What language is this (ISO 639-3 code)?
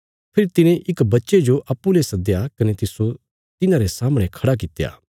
kfs